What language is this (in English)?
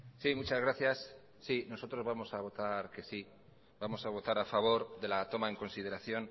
Spanish